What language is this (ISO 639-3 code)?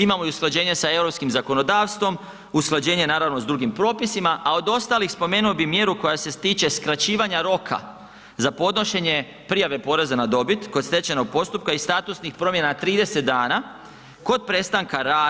hrv